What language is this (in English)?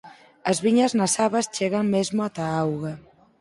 Galician